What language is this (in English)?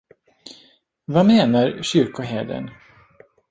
Swedish